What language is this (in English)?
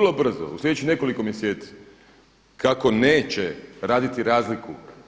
Croatian